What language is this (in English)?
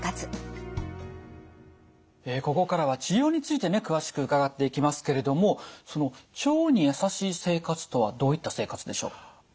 Japanese